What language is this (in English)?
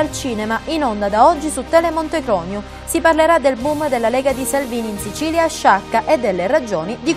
Italian